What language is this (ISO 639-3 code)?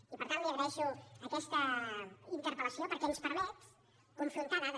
cat